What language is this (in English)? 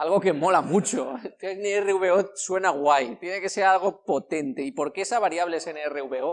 Spanish